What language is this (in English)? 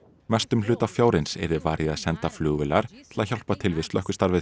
Icelandic